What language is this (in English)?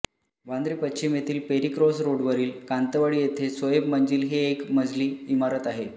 Marathi